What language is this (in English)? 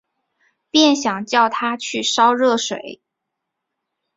Chinese